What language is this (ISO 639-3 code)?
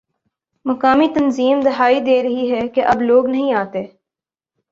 urd